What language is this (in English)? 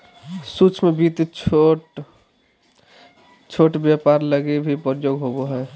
Magahi